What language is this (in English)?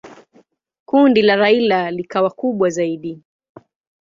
Swahili